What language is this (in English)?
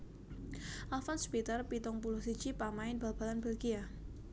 Javanese